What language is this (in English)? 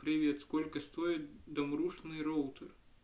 Russian